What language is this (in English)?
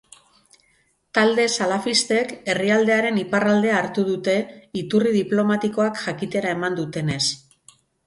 Basque